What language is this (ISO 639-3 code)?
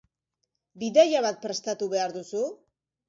eus